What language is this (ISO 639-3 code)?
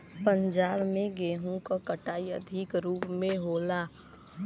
bho